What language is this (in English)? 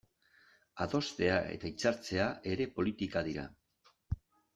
Basque